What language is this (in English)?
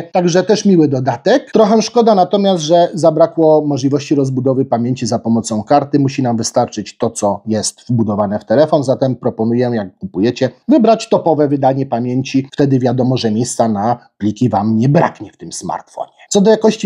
Polish